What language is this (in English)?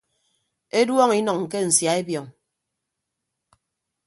Ibibio